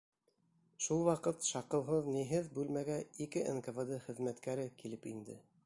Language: Bashkir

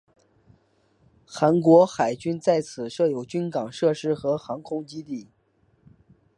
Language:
Chinese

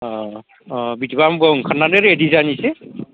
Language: Bodo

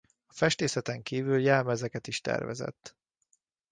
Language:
Hungarian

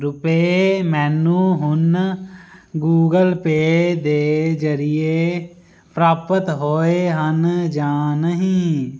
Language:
Punjabi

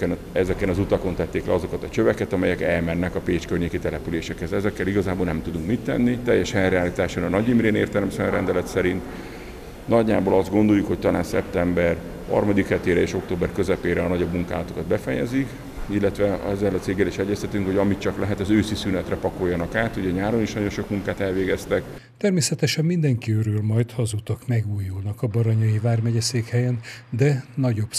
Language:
Hungarian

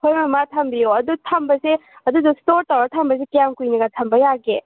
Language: Manipuri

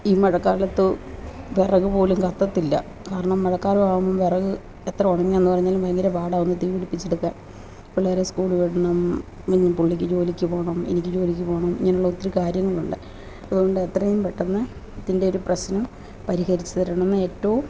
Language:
Malayalam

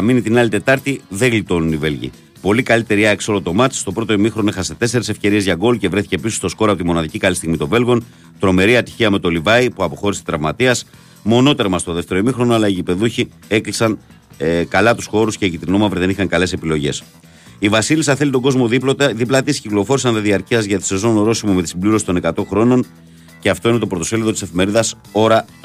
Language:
Greek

